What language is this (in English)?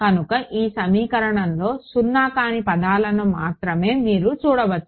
Telugu